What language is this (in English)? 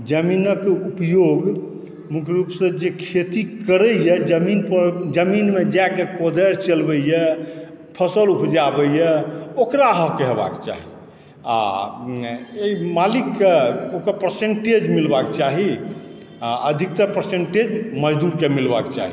Maithili